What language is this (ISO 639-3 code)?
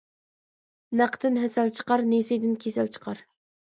uig